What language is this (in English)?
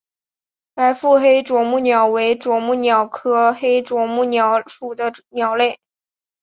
Chinese